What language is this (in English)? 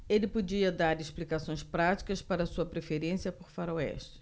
Portuguese